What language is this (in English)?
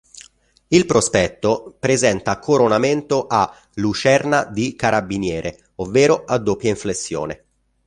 Italian